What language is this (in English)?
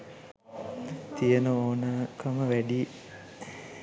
Sinhala